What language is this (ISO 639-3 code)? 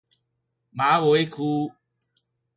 nan